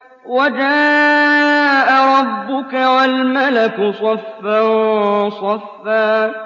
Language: Arabic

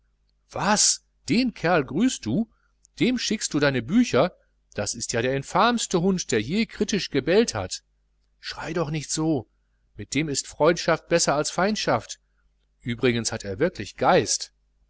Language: German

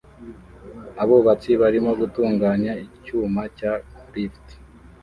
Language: Kinyarwanda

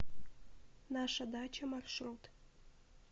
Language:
Russian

